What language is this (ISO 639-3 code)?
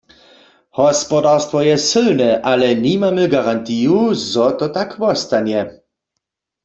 hsb